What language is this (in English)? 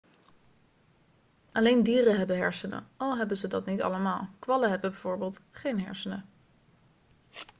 Dutch